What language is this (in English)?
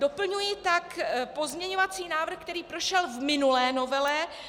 Czech